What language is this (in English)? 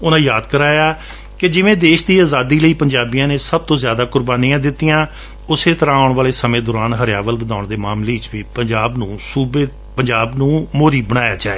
Punjabi